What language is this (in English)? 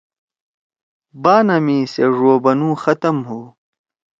Torwali